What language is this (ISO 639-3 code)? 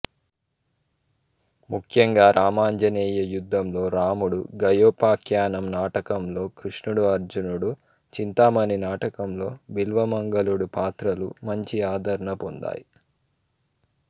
tel